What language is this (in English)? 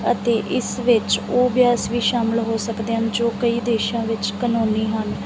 Punjabi